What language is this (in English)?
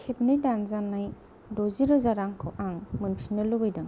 Bodo